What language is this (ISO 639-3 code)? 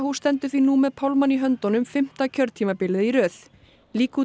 isl